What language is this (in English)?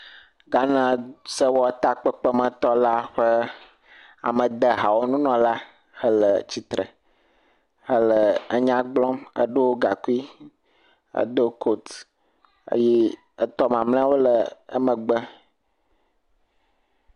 Ewe